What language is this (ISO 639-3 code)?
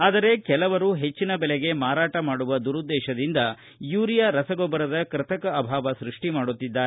kan